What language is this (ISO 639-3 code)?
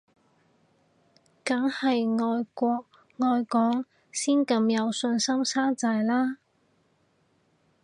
yue